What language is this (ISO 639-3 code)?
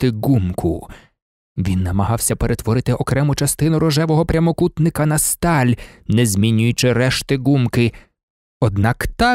ukr